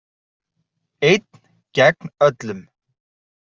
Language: Icelandic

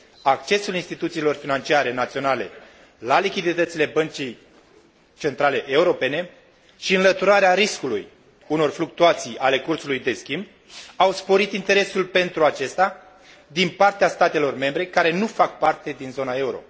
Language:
Romanian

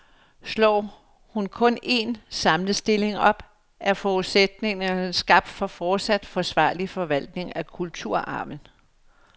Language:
Danish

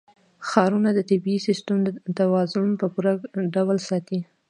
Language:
Pashto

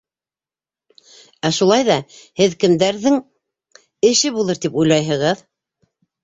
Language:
Bashkir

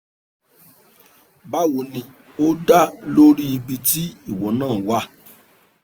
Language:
Yoruba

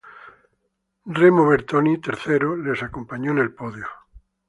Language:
Spanish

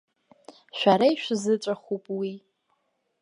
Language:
Abkhazian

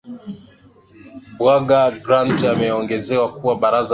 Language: Swahili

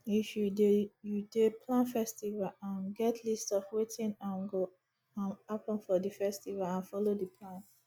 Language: Nigerian Pidgin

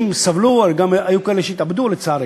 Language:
Hebrew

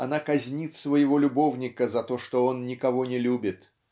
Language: Russian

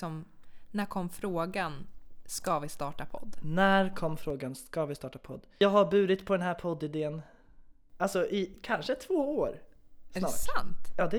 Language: Swedish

